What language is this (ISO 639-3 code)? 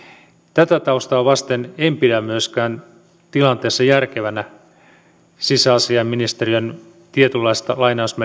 fin